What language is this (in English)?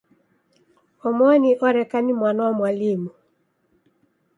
Taita